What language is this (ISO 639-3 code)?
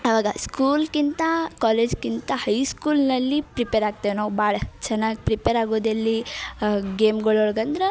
kan